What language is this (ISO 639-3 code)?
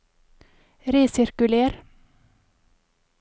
nor